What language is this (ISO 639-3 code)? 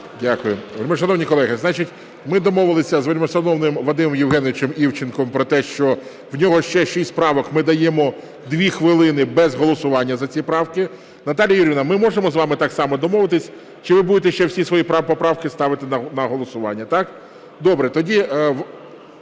ukr